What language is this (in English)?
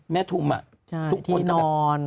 Thai